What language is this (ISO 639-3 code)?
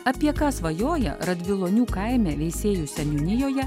lit